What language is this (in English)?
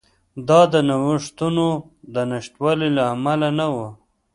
Pashto